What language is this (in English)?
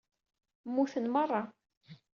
Kabyle